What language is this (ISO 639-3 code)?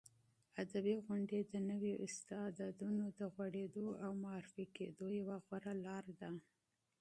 pus